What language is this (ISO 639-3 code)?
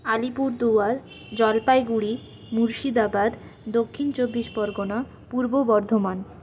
ben